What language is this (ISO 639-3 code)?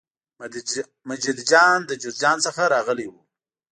pus